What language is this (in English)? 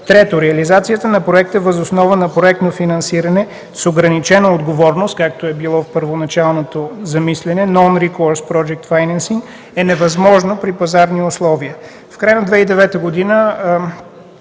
Bulgarian